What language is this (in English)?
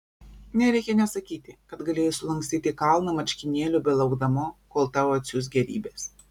Lithuanian